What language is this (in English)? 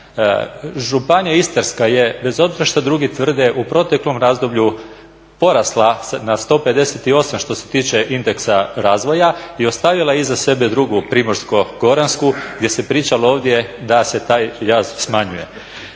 Croatian